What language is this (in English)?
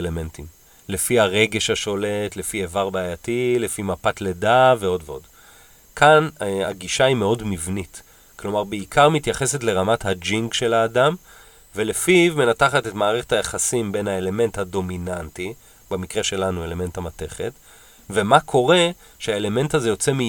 Hebrew